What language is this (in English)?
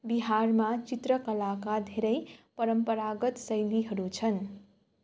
Nepali